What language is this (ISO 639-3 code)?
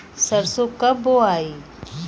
bho